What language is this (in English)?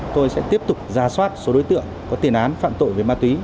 Vietnamese